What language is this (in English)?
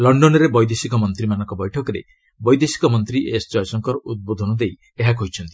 Odia